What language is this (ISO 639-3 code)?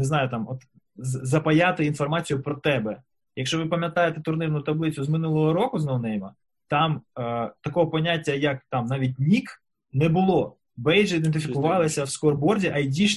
ukr